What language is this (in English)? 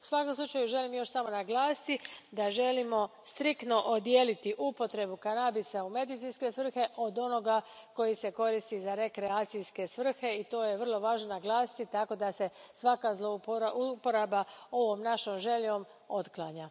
Croatian